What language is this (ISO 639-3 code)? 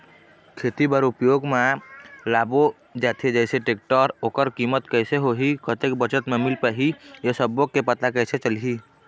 hne